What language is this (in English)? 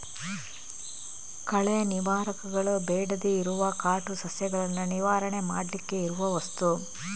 Kannada